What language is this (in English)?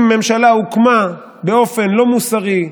Hebrew